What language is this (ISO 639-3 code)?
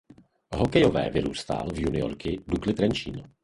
ces